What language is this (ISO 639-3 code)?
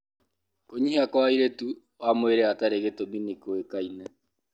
kik